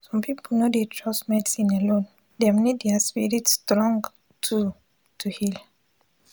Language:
Nigerian Pidgin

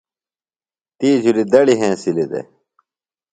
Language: Phalura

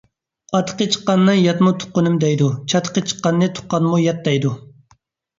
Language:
Uyghur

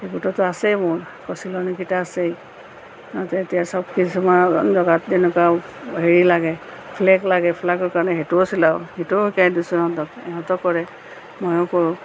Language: Assamese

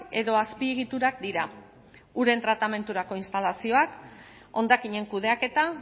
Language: Basque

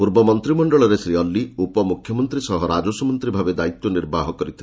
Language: Odia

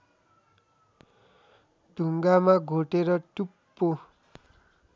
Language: Nepali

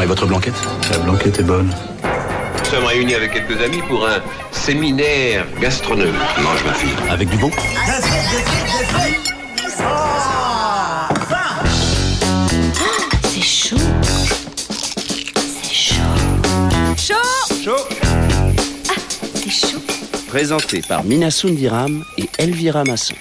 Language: French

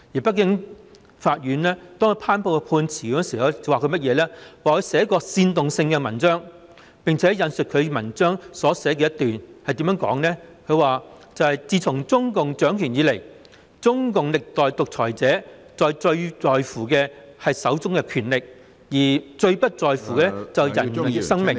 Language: Cantonese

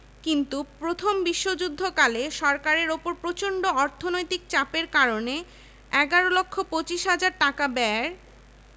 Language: Bangla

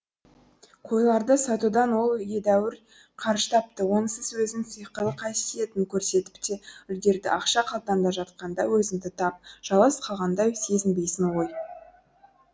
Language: Kazakh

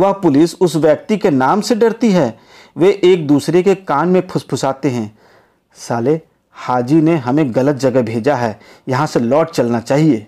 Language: Hindi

